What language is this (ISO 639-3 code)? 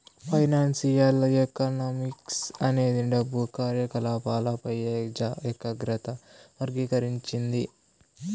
tel